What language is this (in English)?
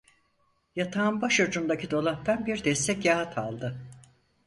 Turkish